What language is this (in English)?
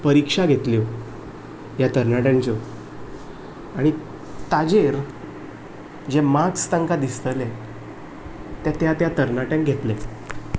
Konkani